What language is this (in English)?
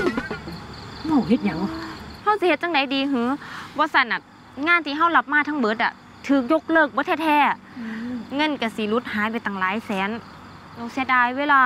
Thai